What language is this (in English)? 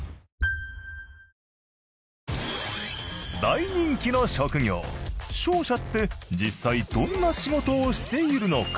Japanese